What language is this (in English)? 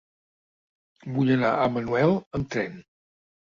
Catalan